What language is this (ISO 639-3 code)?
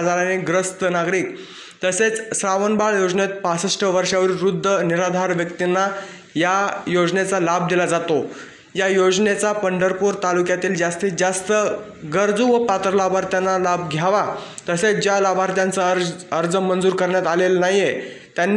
ron